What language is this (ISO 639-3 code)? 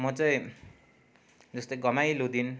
nep